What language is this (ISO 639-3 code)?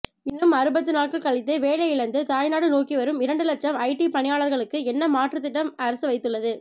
tam